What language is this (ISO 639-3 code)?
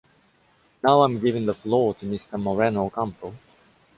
eng